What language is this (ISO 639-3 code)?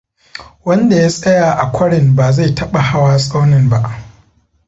hau